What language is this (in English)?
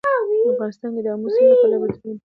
Pashto